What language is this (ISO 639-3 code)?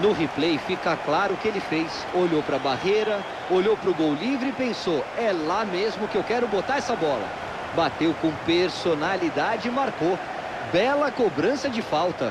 por